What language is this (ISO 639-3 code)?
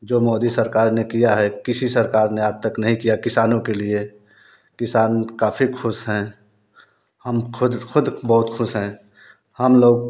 hin